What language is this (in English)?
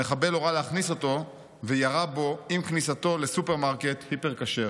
Hebrew